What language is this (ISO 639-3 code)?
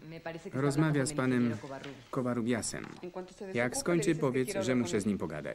pol